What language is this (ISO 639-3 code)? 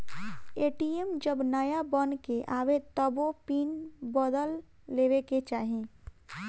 bho